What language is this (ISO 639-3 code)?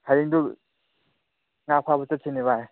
mni